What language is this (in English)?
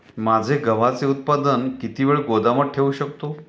Marathi